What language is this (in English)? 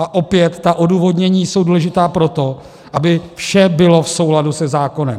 Czech